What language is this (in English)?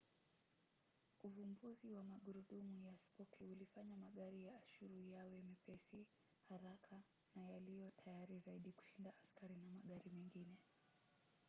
Swahili